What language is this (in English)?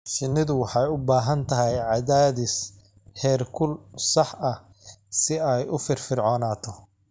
Somali